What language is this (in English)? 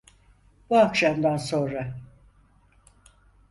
Turkish